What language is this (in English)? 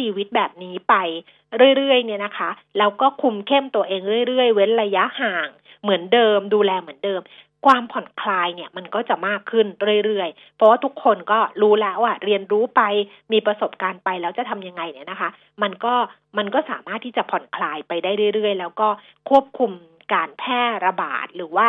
Thai